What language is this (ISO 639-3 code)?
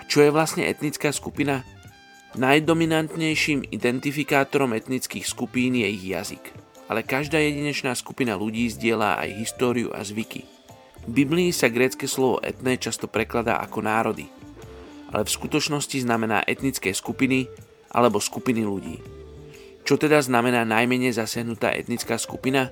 slk